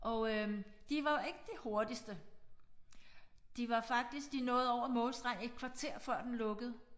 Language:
Danish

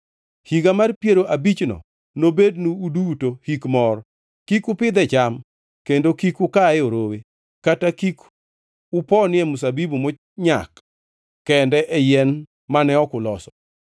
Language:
Luo (Kenya and Tanzania)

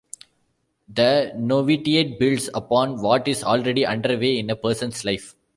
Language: English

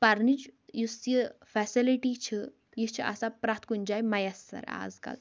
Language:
Kashmiri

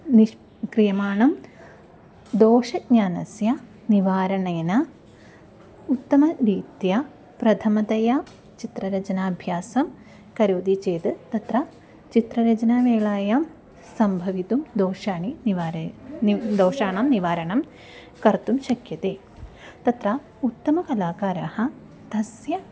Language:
Sanskrit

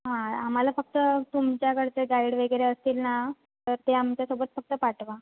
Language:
Marathi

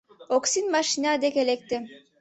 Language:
Mari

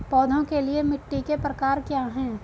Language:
Hindi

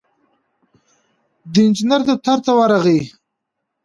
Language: Pashto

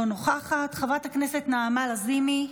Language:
Hebrew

